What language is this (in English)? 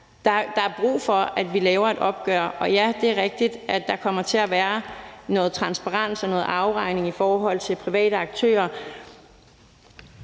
Danish